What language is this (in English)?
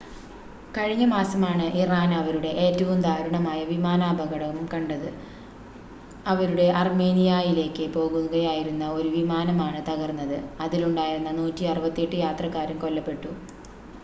Malayalam